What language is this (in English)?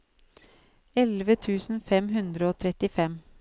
Norwegian